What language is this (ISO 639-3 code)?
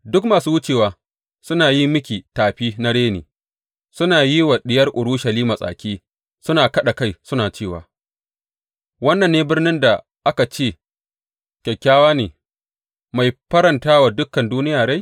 hau